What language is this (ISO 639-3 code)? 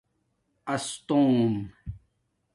dmk